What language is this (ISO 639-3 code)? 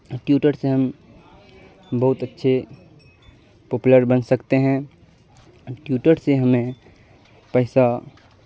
urd